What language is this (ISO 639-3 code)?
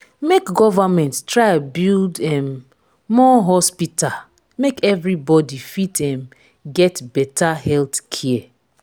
pcm